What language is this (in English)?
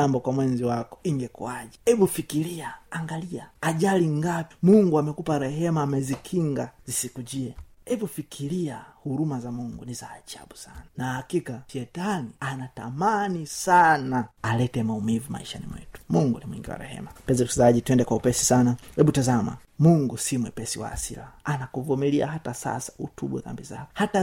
Swahili